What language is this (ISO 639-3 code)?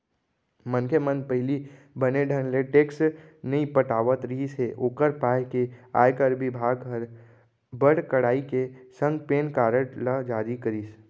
hne